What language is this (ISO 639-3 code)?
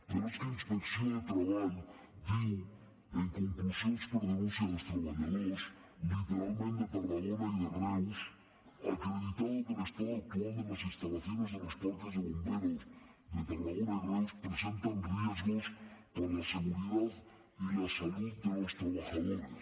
cat